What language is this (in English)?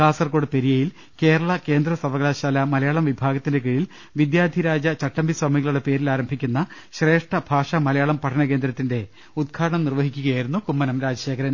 Malayalam